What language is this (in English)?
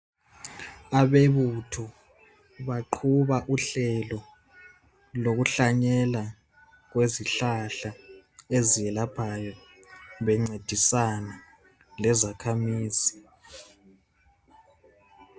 North Ndebele